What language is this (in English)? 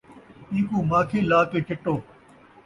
Saraiki